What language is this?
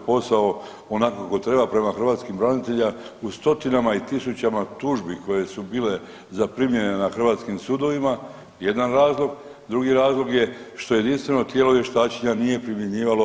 Croatian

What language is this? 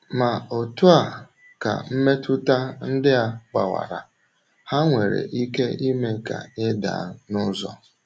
Igbo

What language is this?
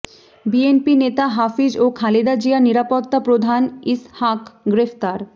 Bangla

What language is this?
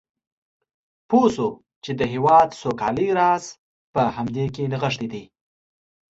Pashto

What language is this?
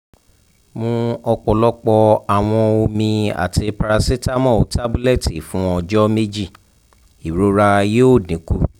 Yoruba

